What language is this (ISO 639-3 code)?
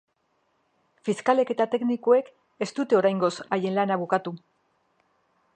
eus